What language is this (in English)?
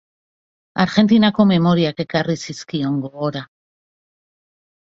Basque